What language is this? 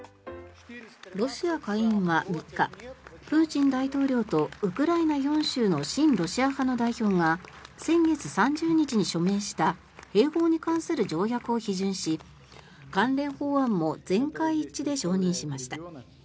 Japanese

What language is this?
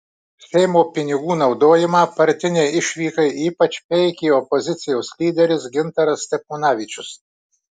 Lithuanian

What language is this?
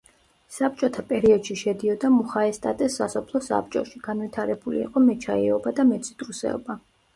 Georgian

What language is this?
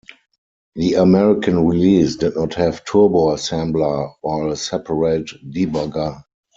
English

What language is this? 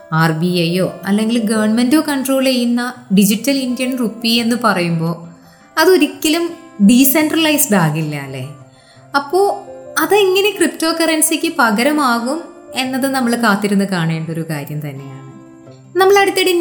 Malayalam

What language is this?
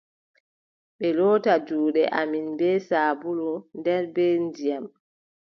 Adamawa Fulfulde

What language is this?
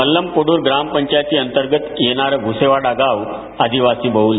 Marathi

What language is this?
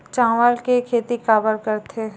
Chhattisgarhi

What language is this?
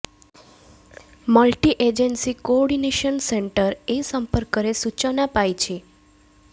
Odia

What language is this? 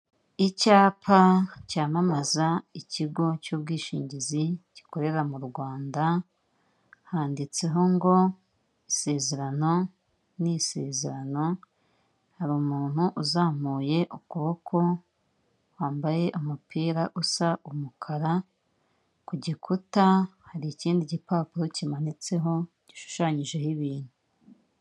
Kinyarwanda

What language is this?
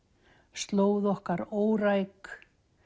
Icelandic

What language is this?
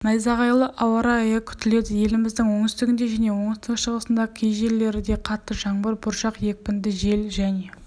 Kazakh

